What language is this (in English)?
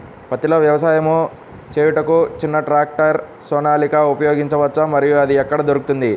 Telugu